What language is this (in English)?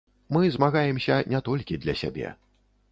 Belarusian